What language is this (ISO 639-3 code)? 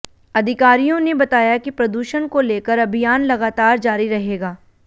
hin